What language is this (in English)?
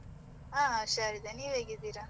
Kannada